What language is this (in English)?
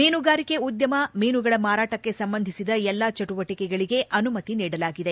Kannada